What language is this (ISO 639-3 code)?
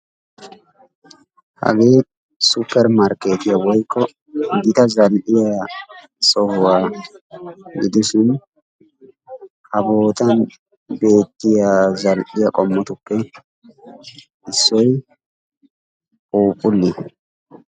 wal